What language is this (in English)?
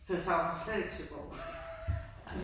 Danish